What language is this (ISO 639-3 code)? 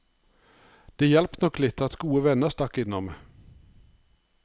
nor